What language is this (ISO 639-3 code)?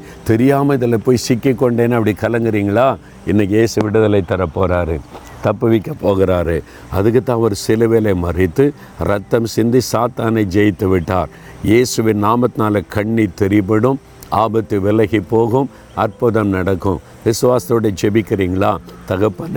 tam